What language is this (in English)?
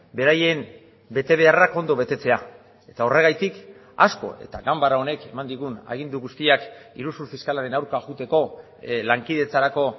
Basque